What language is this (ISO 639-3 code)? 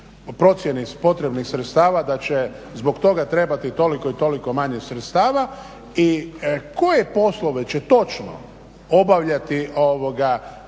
hrv